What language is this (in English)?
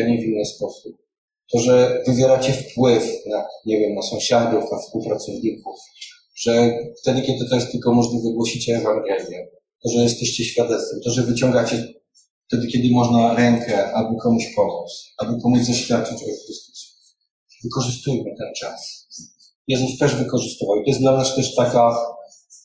Polish